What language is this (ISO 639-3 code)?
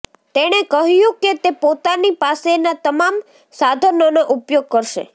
guj